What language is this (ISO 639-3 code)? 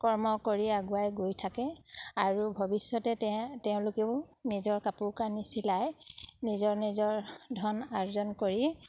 asm